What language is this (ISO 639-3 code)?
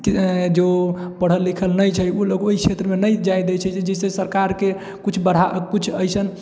mai